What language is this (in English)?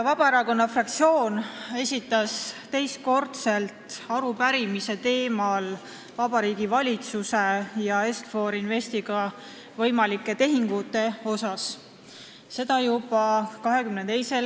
Estonian